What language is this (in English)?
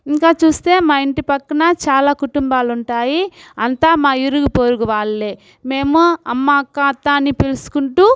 Telugu